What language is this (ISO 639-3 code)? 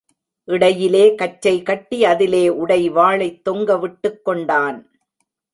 tam